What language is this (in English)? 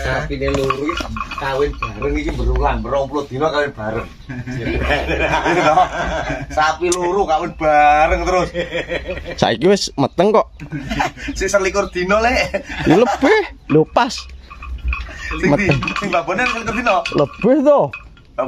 Indonesian